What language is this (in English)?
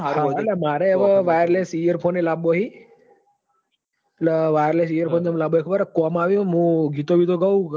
Gujarati